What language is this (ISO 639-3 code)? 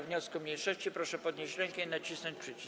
pol